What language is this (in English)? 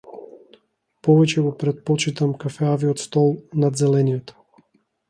Macedonian